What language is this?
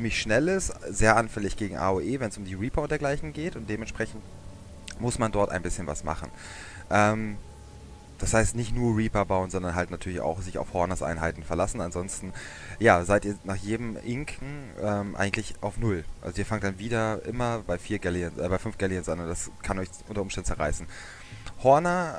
German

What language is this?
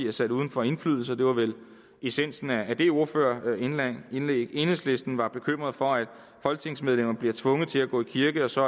Danish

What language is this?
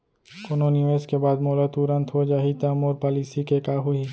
Chhattisgarhi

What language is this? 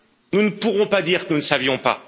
French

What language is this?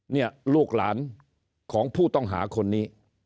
Thai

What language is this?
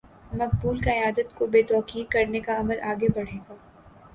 Urdu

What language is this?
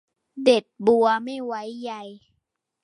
Thai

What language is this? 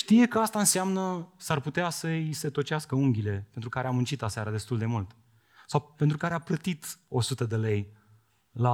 Romanian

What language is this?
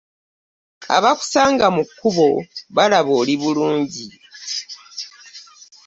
Ganda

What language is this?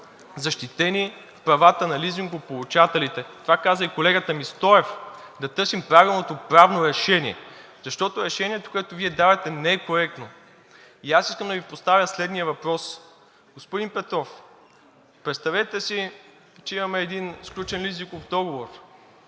Bulgarian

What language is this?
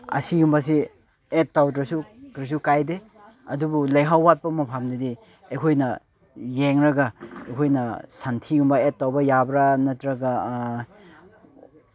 Manipuri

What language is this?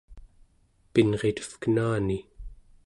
Central Yupik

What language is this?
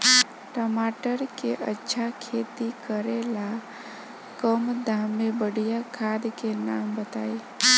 Bhojpuri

